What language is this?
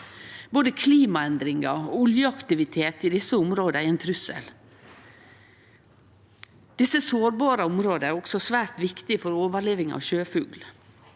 Norwegian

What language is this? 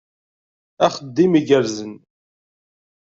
Kabyle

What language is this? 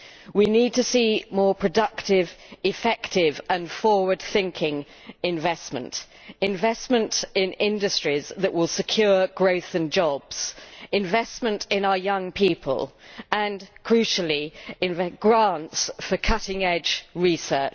English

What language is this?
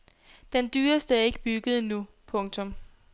Danish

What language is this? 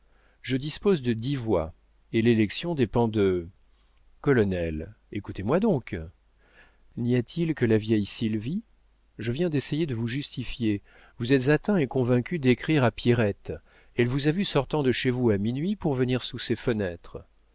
French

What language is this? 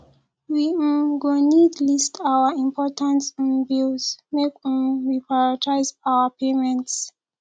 Nigerian Pidgin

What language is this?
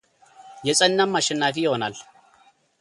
Amharic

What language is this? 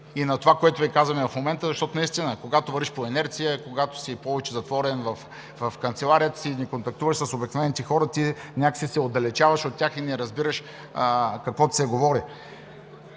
Bulgarian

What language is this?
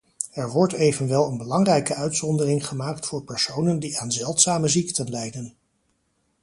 Dutch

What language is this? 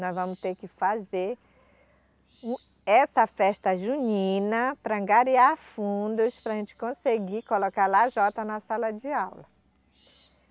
Portuguese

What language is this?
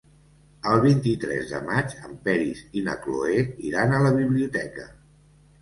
Catalan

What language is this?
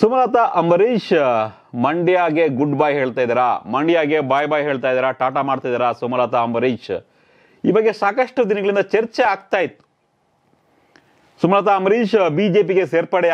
Romanian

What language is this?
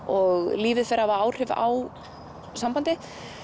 Icelandic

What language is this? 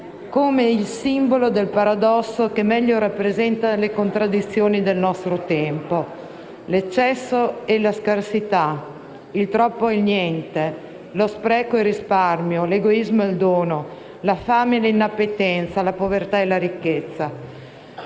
Italian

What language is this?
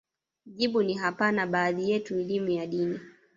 Swahili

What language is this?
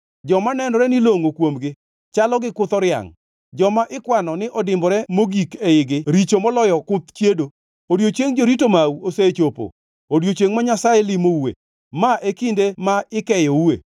Luo (Kenya and Tanzania)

